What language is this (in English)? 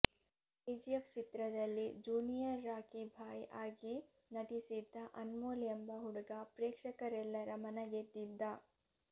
Kannada